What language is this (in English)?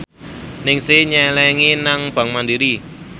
Javanese